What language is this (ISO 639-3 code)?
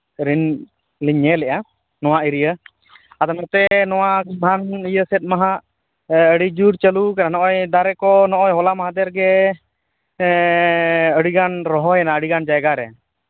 sat